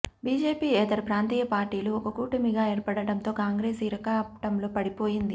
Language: Telugu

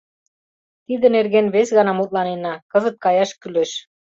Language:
Mari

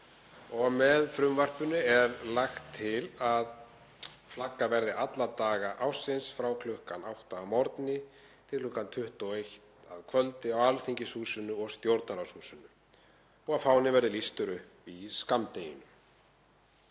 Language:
Icelandic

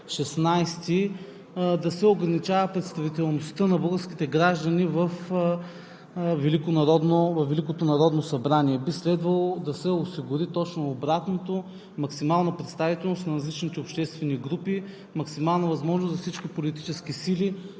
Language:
Bulgarian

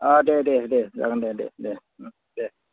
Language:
Bodo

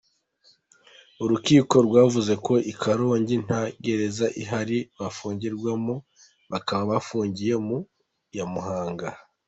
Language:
Kinyarwanda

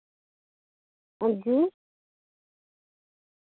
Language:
Dogri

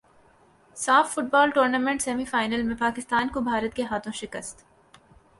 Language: Urdu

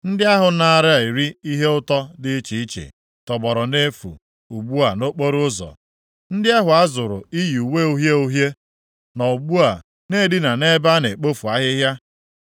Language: Igbo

